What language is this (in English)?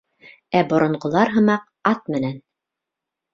Bashkir